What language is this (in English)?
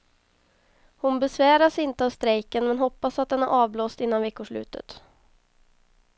Swedish